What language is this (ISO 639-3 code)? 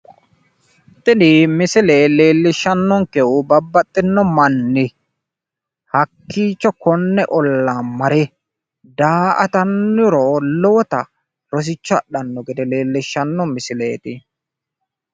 sid